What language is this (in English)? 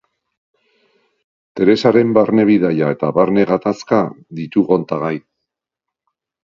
Basque